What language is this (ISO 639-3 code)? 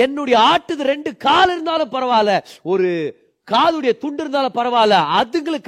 tam